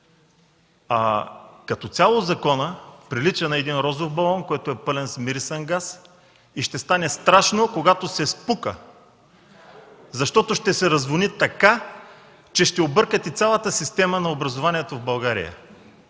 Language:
Bulgarian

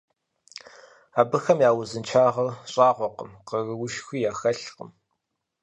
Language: Kabardian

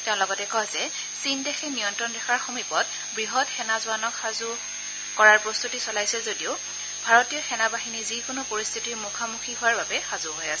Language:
Assamese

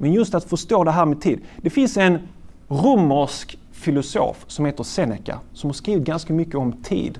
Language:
Swedish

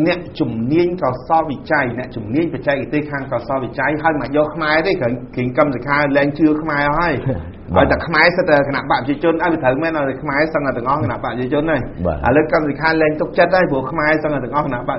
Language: Thai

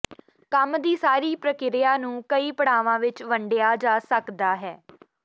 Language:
Punjabi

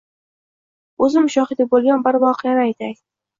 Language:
Uzbek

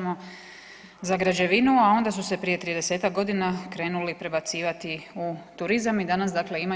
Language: Croatian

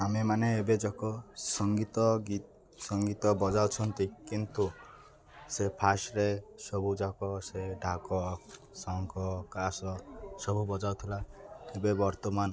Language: Odia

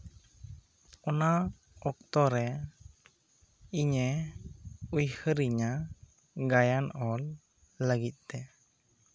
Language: Santali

